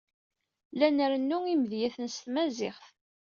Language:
Kabyle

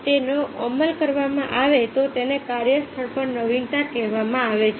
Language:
Gujarati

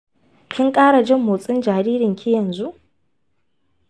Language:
Hausa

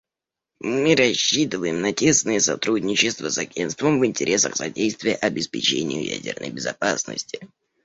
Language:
Russian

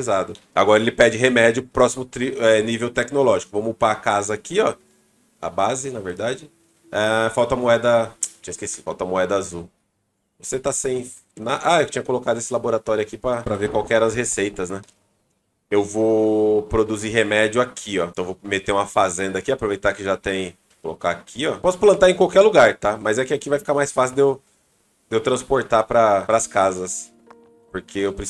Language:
Portuguese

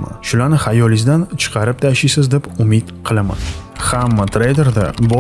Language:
Uzbek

